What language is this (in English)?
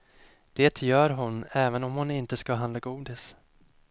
Swedish